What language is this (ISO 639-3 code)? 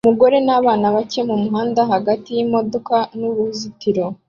kin